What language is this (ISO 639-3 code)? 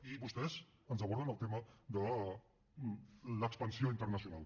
cat